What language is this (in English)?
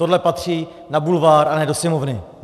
Czech